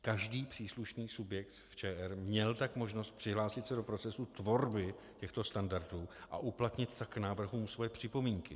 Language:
Czech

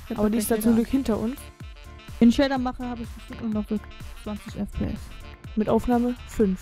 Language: German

